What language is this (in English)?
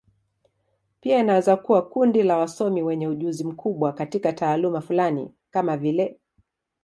Swahili